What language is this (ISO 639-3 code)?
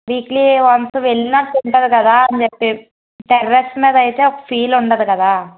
tel